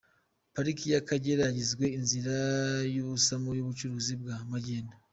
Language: Kinyarwanda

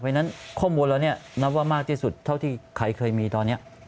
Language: Thai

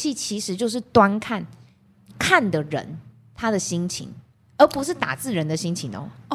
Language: Chinese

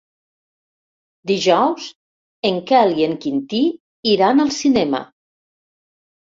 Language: Catalan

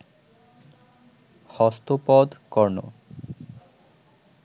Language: Bangla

